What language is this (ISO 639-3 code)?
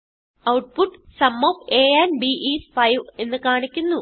mal